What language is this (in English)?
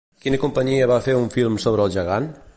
Catalan